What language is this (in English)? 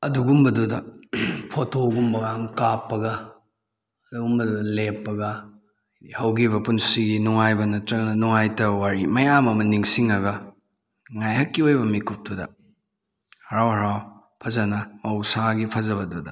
Manipuri